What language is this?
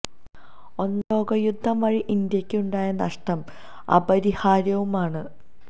Malayalam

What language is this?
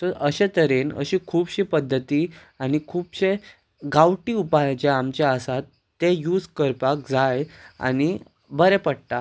Konkani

